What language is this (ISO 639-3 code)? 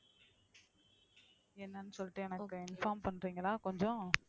tam